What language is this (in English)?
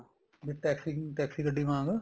Punjabi